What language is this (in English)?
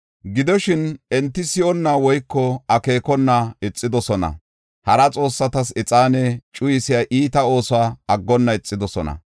Gofa